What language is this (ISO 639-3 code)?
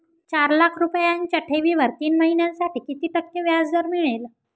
mar